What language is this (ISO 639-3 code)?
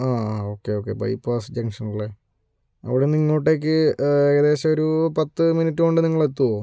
mal